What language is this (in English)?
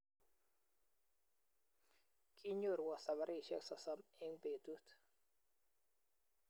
Kalenjin